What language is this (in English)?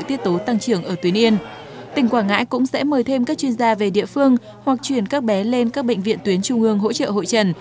Vietnamese